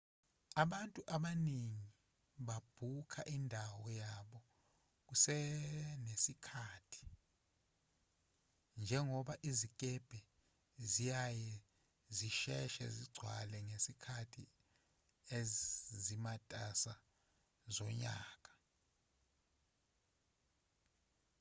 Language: Zulu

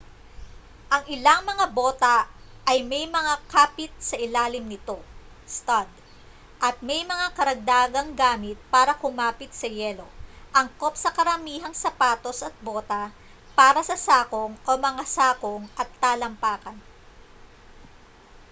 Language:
Filipino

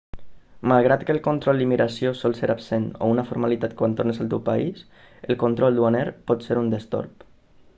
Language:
Catalan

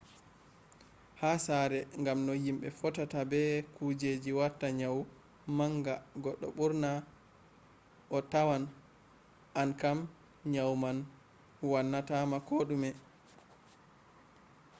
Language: Fula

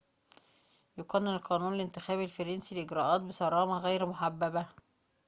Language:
Arabic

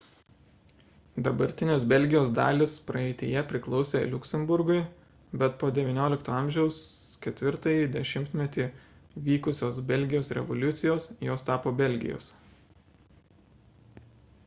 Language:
Lithuanian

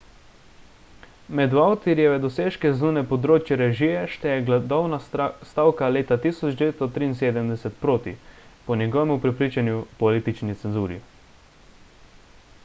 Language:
Slovenian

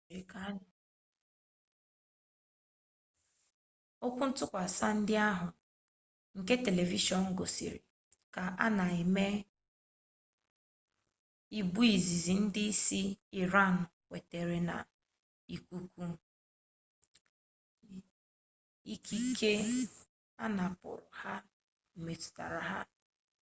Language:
Igbo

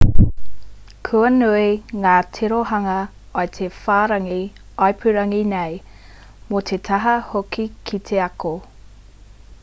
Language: Māori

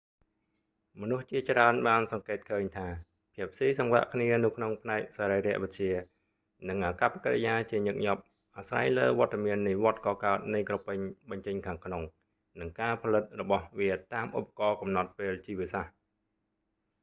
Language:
Khmer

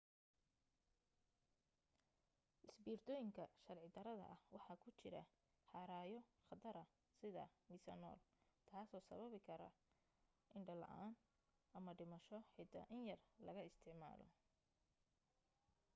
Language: Somali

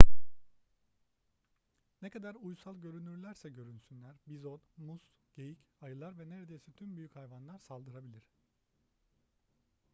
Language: Turkish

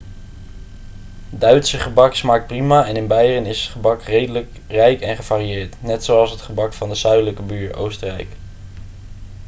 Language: Dutch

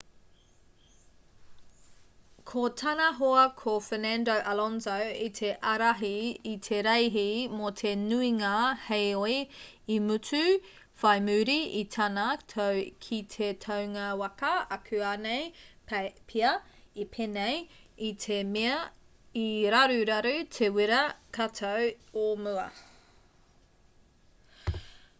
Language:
Māori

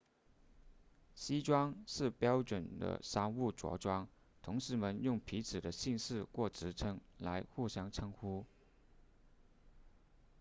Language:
Chinese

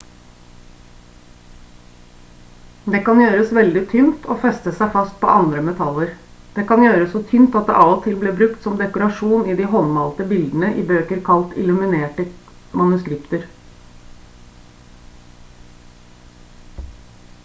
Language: Norwegian Bokmål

